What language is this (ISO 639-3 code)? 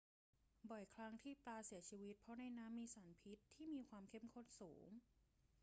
tha